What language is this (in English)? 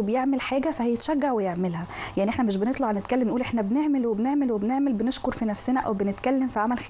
Arabic